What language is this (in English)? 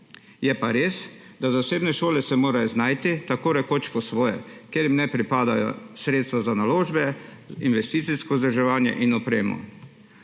Slovenian